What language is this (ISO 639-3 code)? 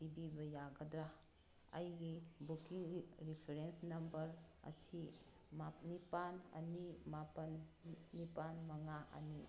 mni